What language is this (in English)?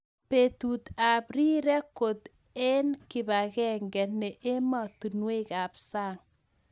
Kalenjin